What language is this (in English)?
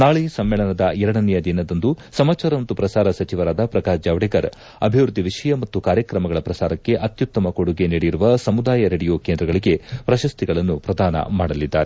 Kannada